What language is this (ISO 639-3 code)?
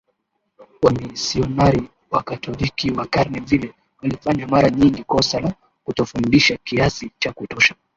swa